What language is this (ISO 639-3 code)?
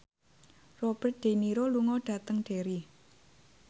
jav